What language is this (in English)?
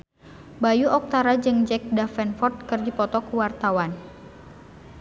Sundanese